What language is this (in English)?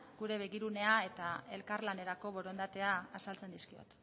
Basque